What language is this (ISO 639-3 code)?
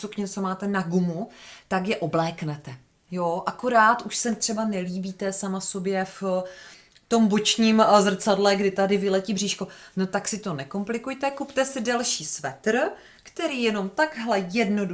ces